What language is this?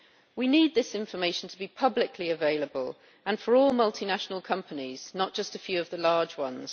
English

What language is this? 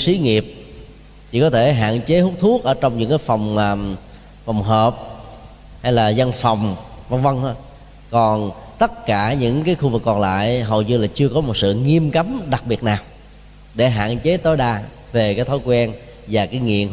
Vietnamese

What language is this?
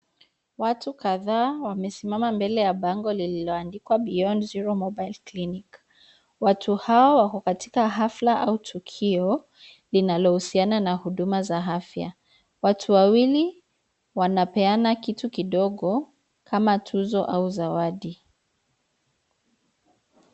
Swahili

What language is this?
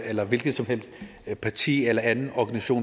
Danish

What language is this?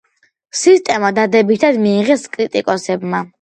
Georgian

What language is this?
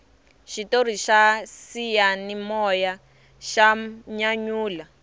Tsonga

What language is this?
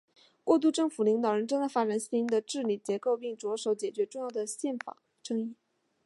Chinese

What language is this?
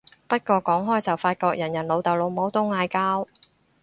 Cantonese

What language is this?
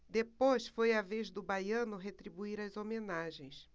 Portuguese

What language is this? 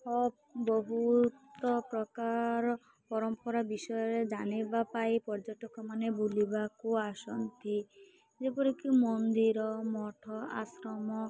Odia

